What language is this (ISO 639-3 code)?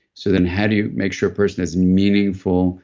eng